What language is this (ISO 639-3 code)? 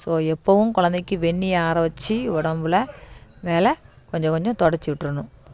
tam